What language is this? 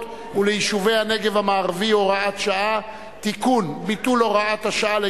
Hebrew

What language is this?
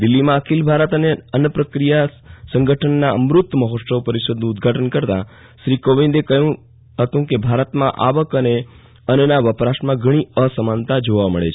Gujarati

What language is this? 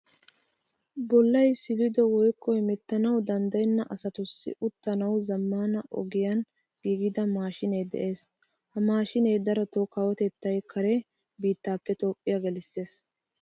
Wolaytta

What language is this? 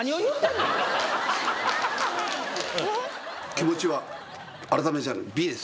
Japanese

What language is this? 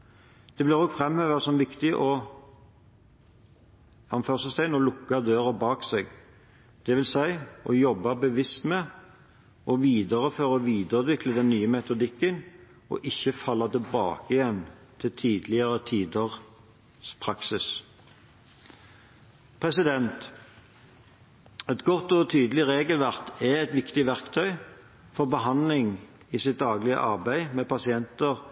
Norwegian Bokmål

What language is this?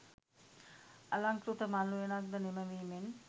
Sinhala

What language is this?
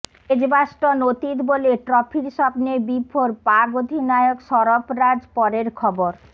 Bangla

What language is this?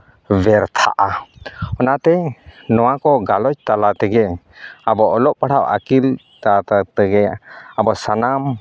Santali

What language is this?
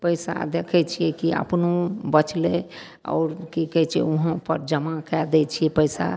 Maithili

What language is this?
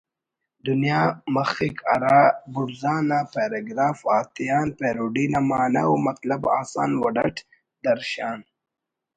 Brahui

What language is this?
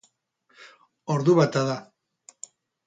Basque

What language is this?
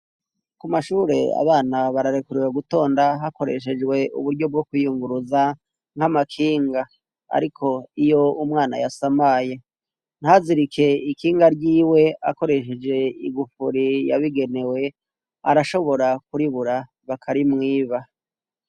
Rundi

